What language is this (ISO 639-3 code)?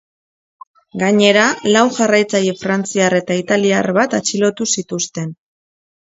eus